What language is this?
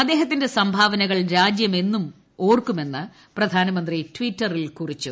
Malayalam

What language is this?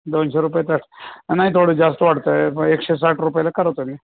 Marathi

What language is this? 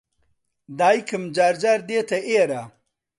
Central Kurdish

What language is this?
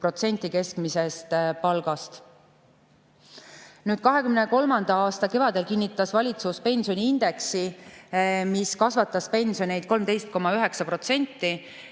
Estonian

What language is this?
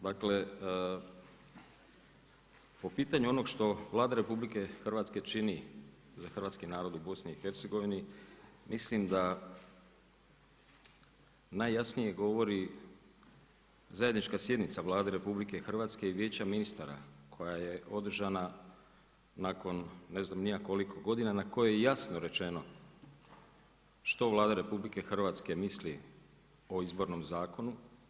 Croatian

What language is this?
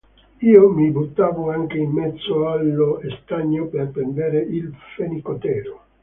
Italian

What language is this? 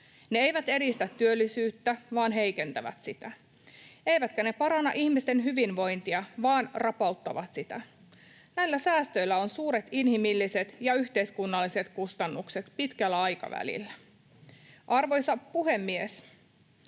Finnish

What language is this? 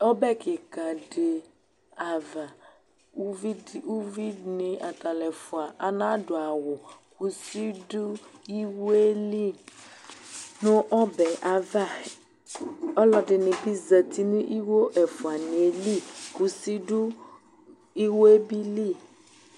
Ikposo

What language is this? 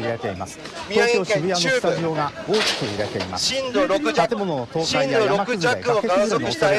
Japanese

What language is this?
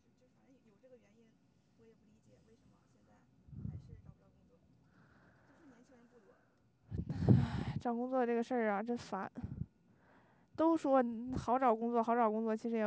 Chinese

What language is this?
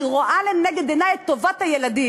Hebrew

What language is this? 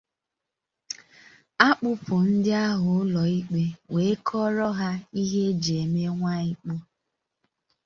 Igbo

